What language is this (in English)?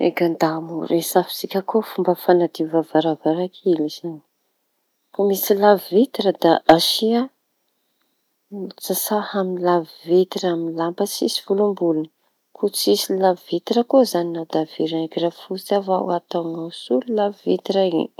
Tanosy Malagasy